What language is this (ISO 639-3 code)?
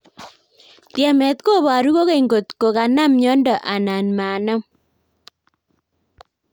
kln